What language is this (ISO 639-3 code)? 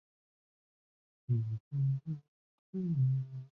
zho